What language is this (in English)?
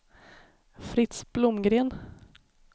Swedish